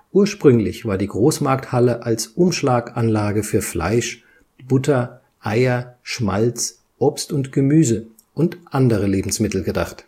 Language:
German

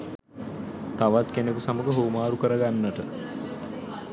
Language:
Sinhala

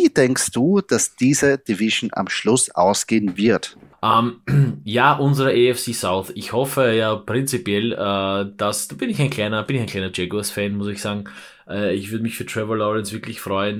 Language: German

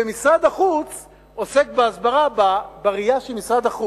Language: Hebrew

